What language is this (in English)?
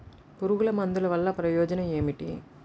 Telugu